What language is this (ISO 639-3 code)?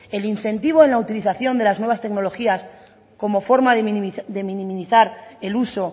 spa